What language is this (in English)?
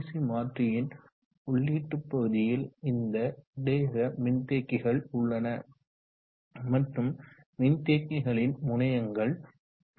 Tamil